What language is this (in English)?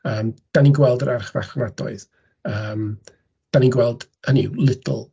Welsh